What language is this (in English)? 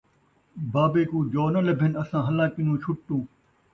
Saraiki